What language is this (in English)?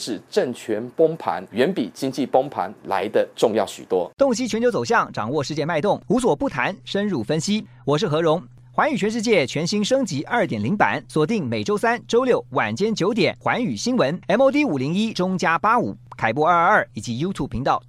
Chinese